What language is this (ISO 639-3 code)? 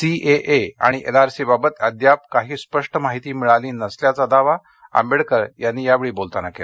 mar